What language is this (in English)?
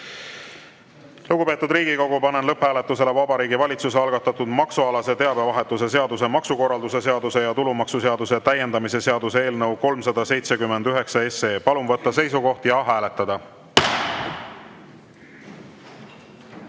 Estonian